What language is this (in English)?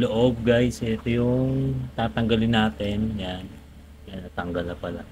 Filipino